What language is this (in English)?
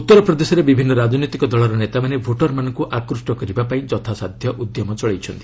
Odia